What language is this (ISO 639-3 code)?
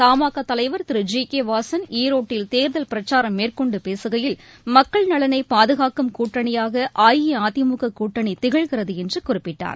tam